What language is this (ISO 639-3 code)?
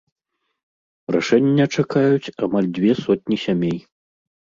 bel